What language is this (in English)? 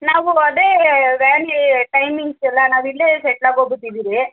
Kannada